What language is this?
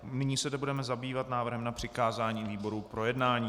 Czech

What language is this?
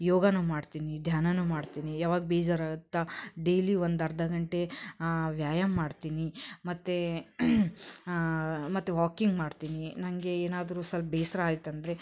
Kannada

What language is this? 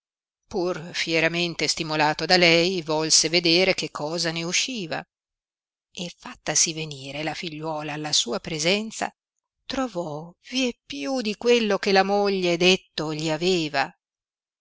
Italian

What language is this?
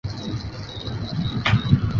Chinese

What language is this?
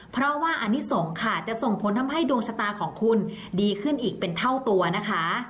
Thai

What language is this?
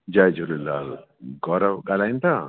Sindhi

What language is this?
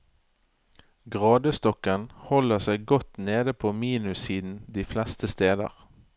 Norwegian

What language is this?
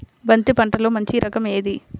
Telugu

